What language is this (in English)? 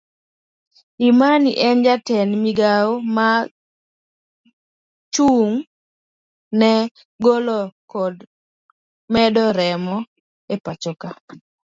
Luo (Kenya and Tanzania)